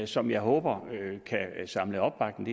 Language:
Danish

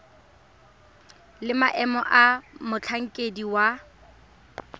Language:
Tswana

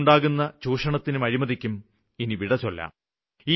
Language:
Malayalam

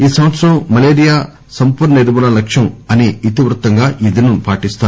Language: Telugu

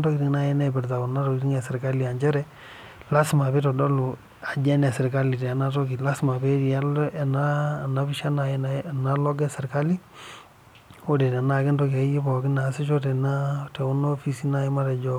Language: Masai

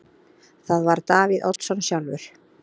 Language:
Icelandic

